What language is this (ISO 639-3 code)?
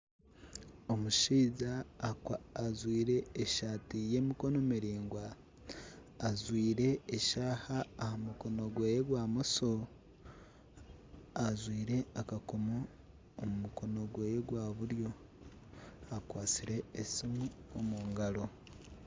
nyn